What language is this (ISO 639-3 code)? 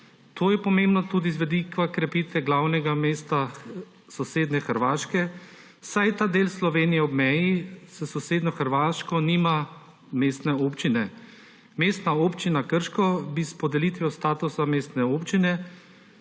slv